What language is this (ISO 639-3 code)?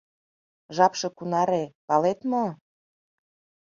chm